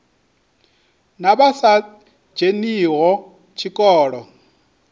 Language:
Venda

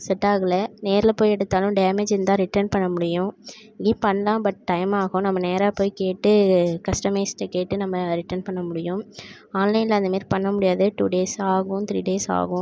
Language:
Tamil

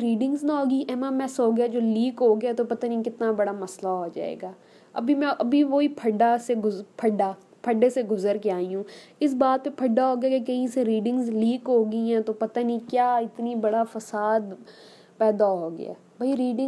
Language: Urdu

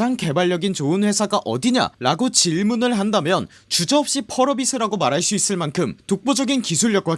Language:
Korean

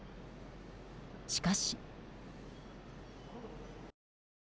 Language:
Japanese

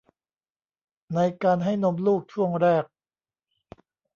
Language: Thai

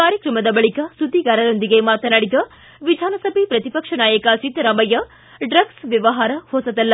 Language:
Kannada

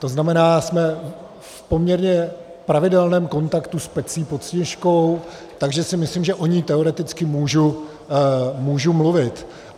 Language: Czech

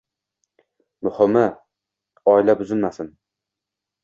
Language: Uzbek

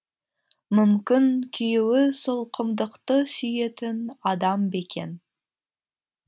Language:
Kazakh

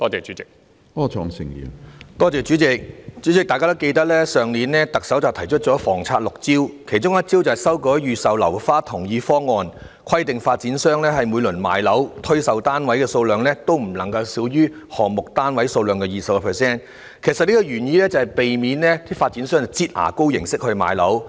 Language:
Cantonese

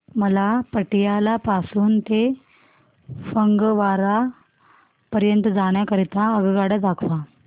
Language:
Marathi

